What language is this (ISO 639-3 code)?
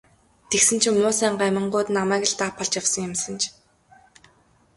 mon